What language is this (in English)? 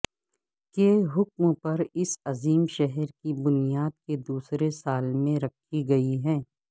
Urdu